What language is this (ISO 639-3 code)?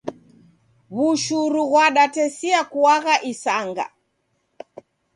dav